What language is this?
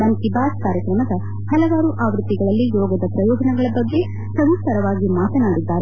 Kannada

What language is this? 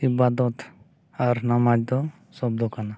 Santali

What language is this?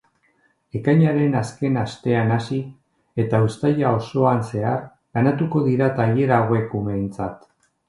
Basque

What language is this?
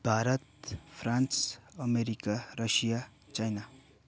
Nepali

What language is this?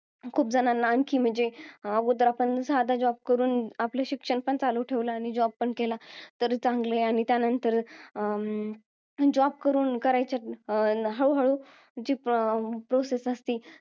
Marathi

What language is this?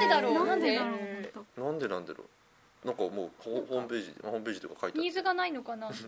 Japanese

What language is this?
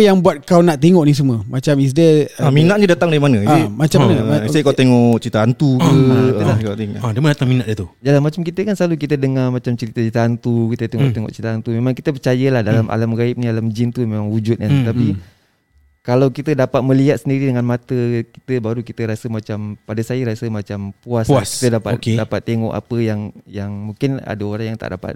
Malay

